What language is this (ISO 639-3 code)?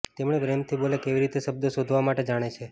guj